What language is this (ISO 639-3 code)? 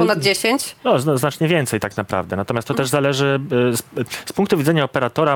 pol